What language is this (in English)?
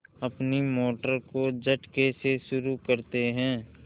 Hindi